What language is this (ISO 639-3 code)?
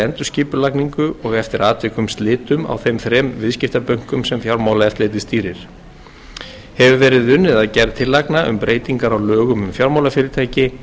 isl